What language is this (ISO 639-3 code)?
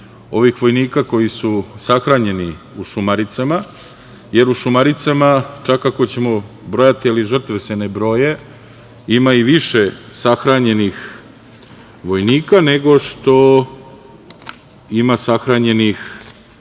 srp